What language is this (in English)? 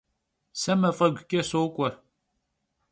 Kabardian